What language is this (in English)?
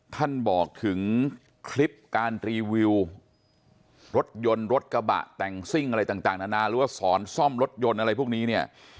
Thai